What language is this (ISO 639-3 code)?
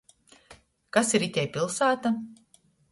ltg